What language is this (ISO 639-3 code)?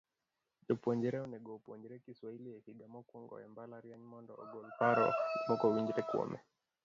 luo